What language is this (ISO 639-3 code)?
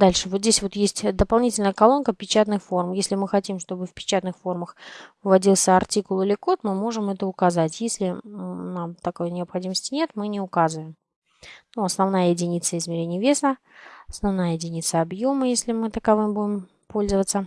rus